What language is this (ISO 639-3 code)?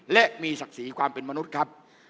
tha